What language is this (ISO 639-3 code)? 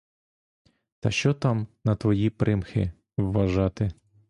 ukr